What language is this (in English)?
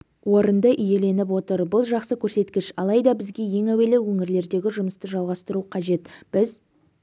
Kazakh